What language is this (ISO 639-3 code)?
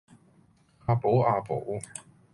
yue